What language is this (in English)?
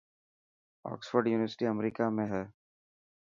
Dhatki